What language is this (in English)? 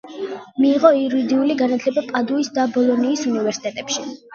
Georgian